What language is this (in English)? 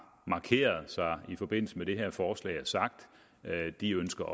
Danish